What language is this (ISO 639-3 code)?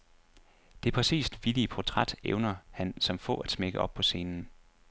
dan